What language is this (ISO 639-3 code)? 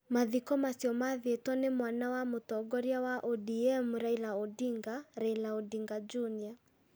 kik